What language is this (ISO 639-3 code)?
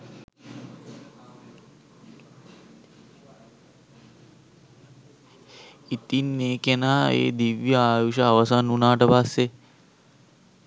sin